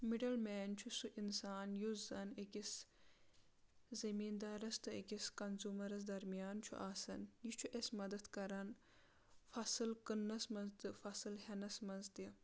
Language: Kashmiri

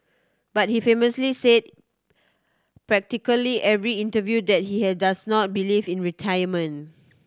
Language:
English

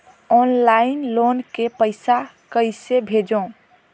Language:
Chhattisgarhi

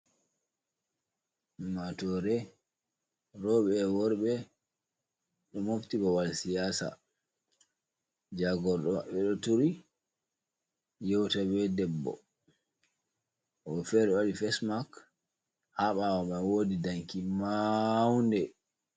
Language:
Fula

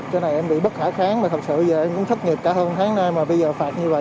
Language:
Vietnamese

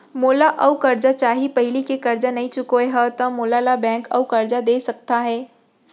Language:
Chhattisgarhi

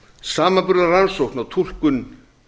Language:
Icelandic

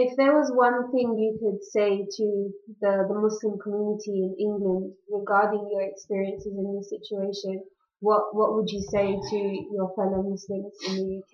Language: English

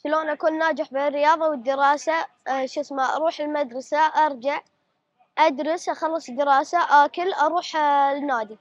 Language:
Arabic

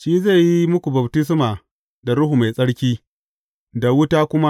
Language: Hausa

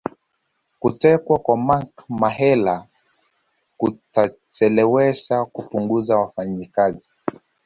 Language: Swahili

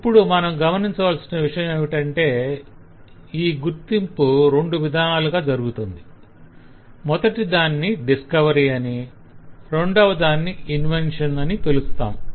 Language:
Telugu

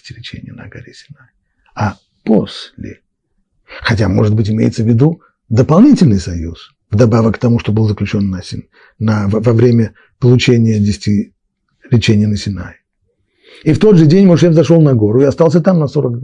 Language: Russian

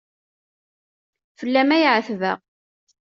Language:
Kabyle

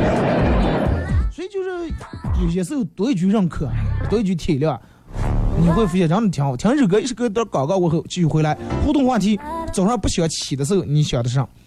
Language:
Chinese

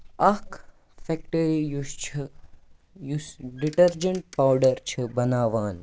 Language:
Kashmiri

